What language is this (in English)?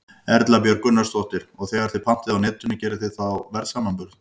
Icelandic